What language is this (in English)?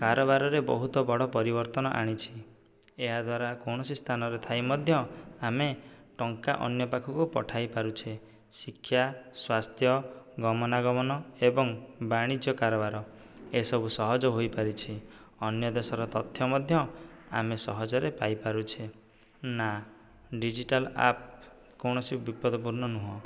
Odia